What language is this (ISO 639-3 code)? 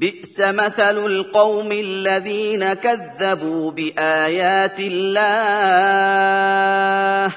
ara